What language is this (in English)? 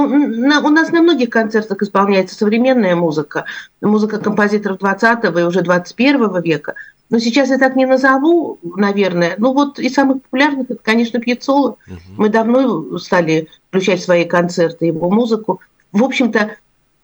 Russian